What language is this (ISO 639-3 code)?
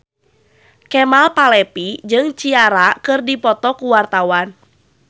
sun